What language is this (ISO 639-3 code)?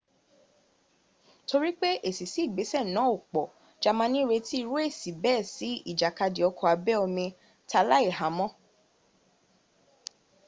yor